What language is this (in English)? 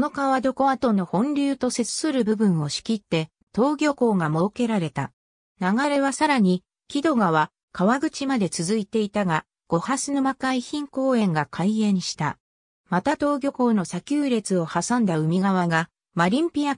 Japanese